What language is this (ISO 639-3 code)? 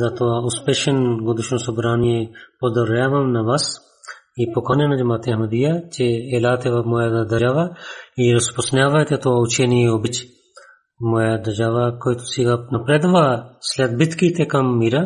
bul